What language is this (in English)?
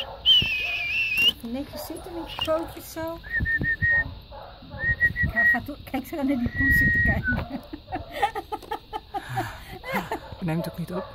Dutch